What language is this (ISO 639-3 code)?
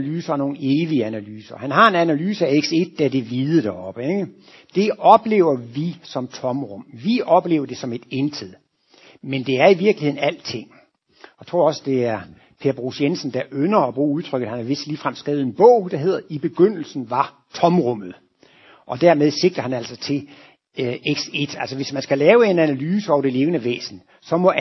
dan